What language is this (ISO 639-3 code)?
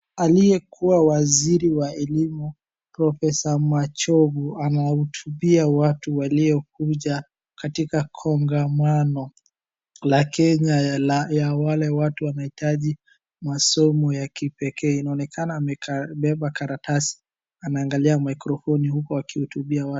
swa